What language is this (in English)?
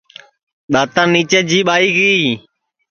Sansi